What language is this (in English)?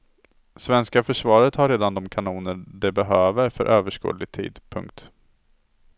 Swedish